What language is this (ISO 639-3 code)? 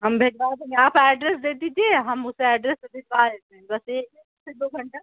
urd